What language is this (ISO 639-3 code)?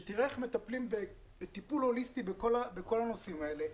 heb